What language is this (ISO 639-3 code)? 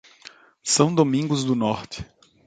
por